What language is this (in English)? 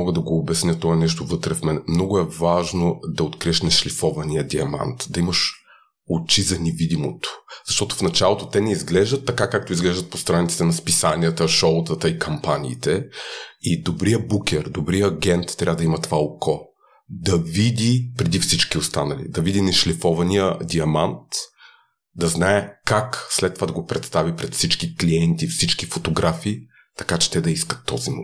Bulgarian